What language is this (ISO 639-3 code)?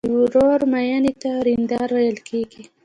pus